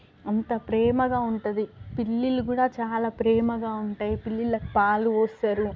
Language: Telugu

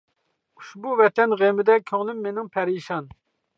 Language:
Uyghur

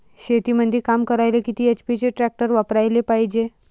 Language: Marathi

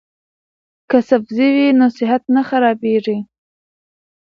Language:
Pashto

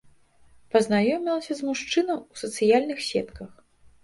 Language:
Belarusian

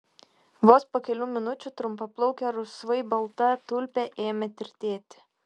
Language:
Lithuanian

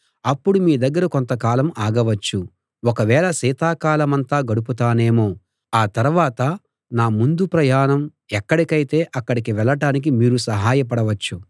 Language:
Telugu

